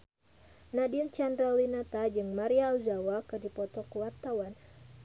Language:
Sundanese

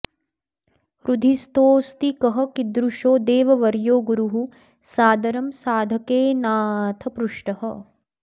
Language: Sanskrit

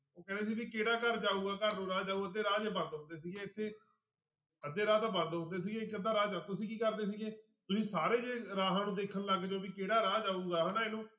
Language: Punjabi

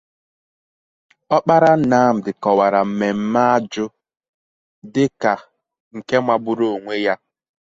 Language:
Igbo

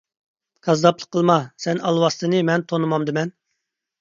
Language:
Uyghur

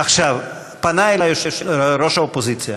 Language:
Hebrew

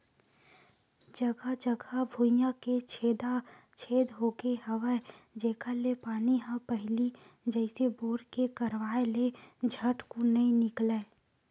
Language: Chhattisgarhi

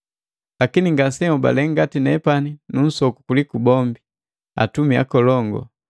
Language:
Matengo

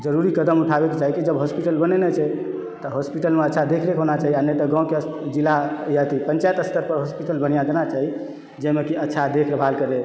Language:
Maithili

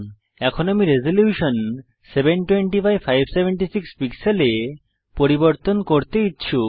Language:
Bangla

